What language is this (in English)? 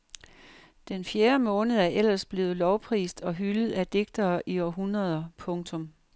Danish